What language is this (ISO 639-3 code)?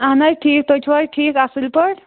kas